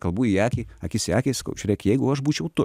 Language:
Lithuanian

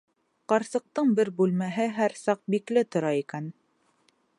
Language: Bashkir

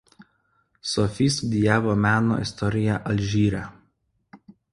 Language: Lithuanian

